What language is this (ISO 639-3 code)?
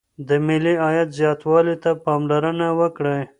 pus